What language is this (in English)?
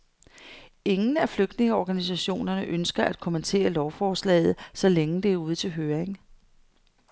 Danish